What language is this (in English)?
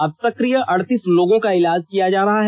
Hindi